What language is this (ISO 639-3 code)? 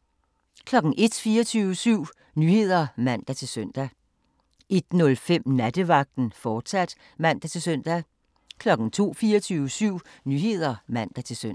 dan